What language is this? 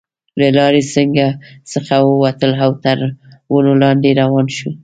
Pashto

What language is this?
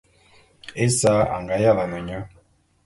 Bulu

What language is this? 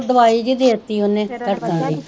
Punjabi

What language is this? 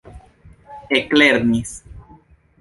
Esperanto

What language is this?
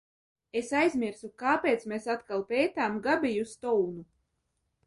Latvian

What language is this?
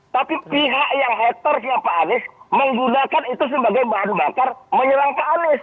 Indonesian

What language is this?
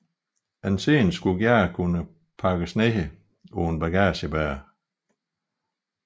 Danish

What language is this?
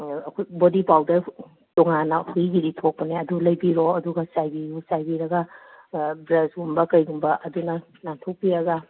Manipuri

